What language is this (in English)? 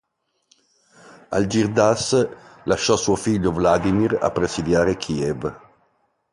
Italian